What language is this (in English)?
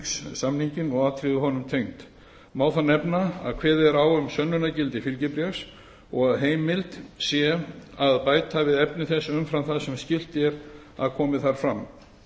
Icelandic